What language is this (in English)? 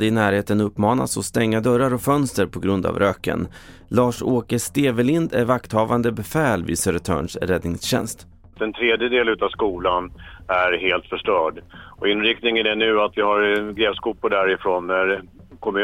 Swedish